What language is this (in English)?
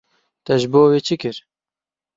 Kurdish